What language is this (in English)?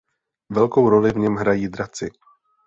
Czech